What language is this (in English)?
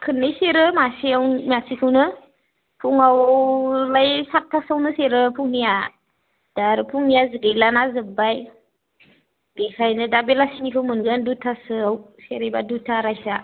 Bodo